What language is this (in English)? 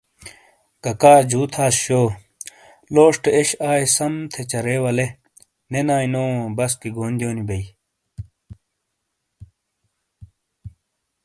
Shina